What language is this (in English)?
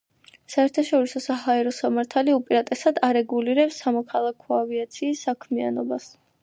Georgian